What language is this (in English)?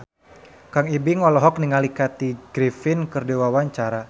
Sundanese